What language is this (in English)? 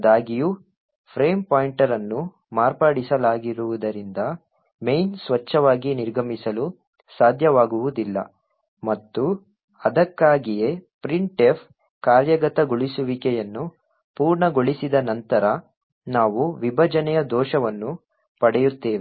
Kannada